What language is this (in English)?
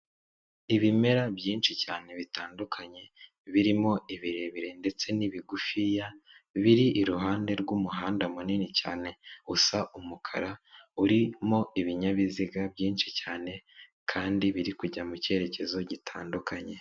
Kinyarwanda